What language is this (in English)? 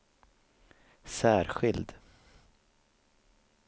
Swedish